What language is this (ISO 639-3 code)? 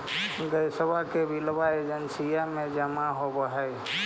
mag